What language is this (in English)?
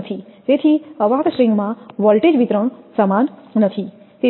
Gujarati